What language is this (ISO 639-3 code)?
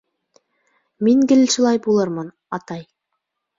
bak